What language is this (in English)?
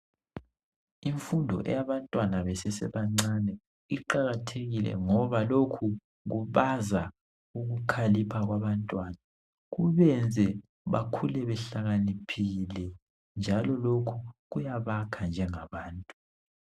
North Ndebele